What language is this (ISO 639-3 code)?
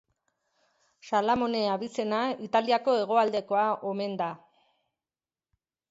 eus